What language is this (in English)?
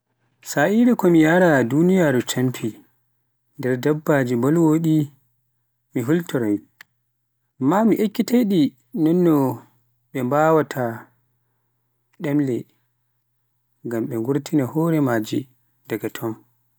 Pular